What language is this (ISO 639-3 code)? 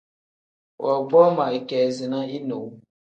kdh